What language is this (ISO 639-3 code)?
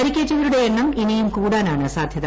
mal